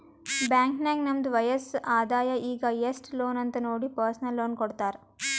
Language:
Kannada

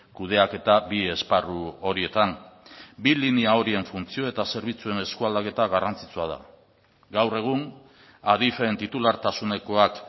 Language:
Basque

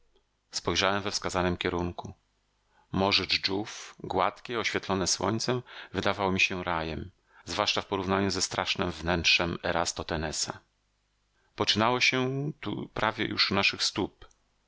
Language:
Polish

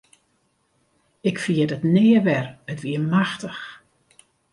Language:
Western Frisian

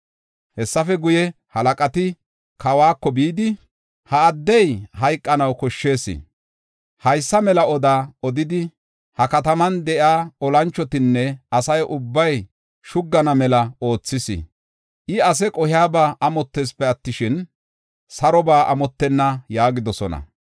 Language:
Gofa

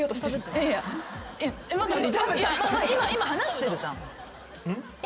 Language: Japanese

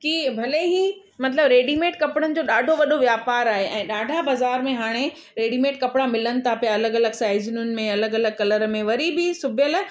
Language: Sindhi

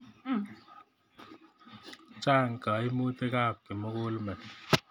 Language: Kalenjin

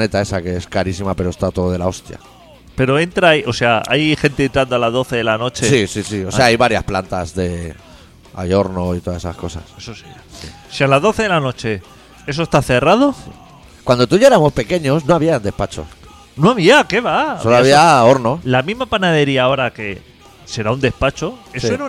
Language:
Spanish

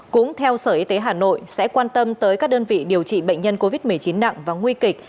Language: Vietnamese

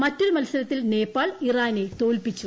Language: Malayalam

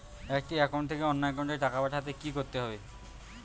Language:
Bangla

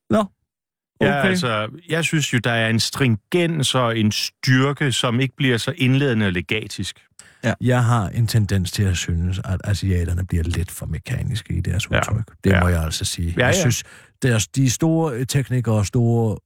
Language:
Danish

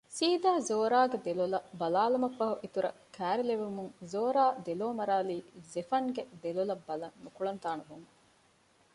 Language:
Divehi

